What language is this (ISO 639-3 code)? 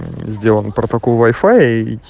rus